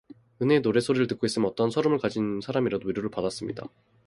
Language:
Korean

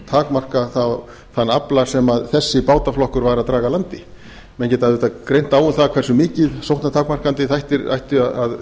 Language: Icelandic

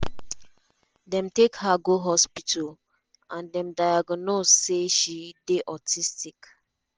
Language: Nigerian Pidgin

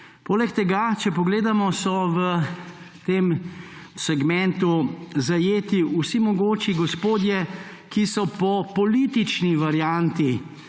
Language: Slovenian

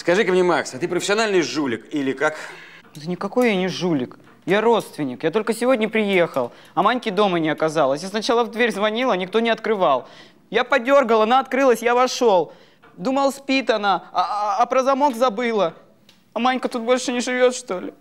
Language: Russian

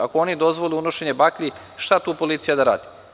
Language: Serbian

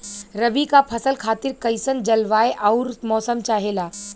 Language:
Bhojpuri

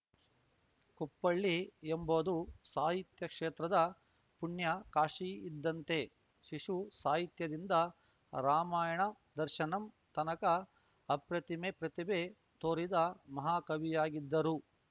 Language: Kannada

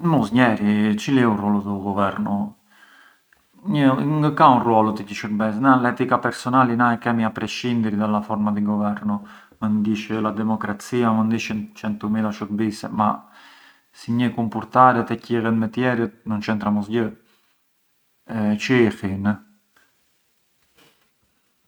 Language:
Arbëreshë Albanian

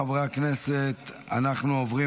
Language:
Hebrew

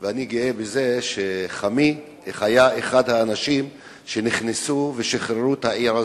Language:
Hebrew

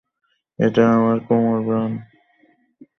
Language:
Bangla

